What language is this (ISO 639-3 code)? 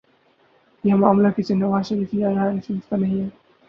urd